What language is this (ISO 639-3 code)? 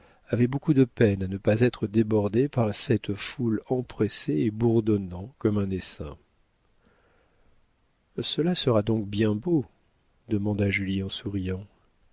fra